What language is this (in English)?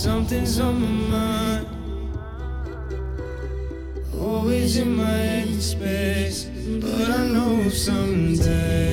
Chinese